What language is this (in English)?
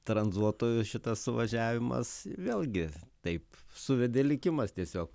Lithuanian